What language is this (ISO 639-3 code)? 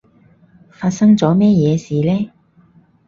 yue